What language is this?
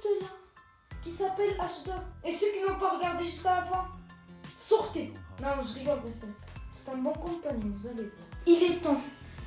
French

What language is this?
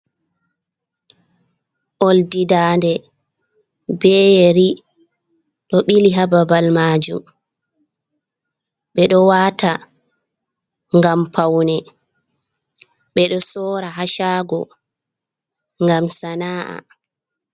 Fula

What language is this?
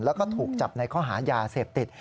Thai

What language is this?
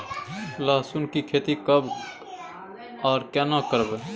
Maithili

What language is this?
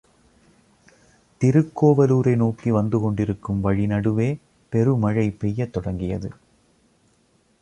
Tamil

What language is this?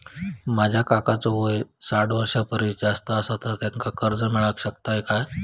Marathi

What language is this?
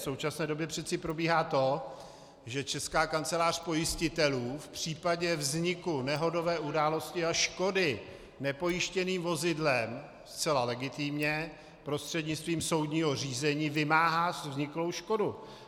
Czech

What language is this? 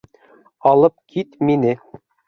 Bashkir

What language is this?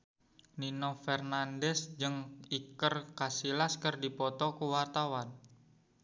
Sundanese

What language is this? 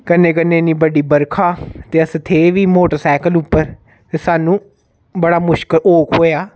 Dogri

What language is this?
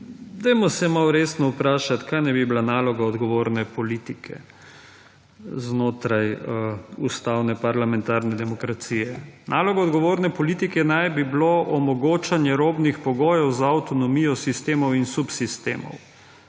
Slovenian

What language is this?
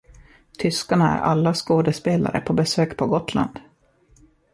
Swedish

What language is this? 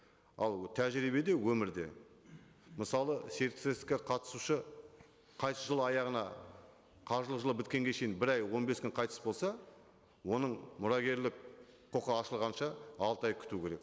Kazakh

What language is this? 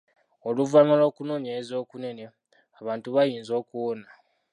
Ganda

